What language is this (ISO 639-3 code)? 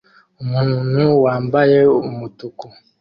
kin